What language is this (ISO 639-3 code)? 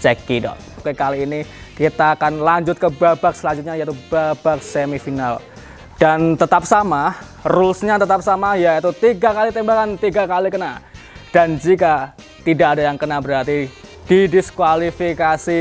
ind